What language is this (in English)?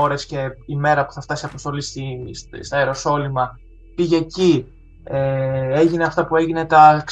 Greek